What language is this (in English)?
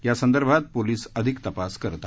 Marathi